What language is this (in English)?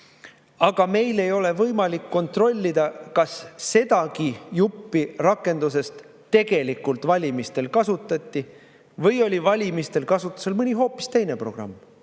Estonian